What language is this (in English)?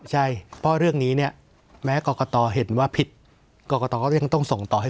Thai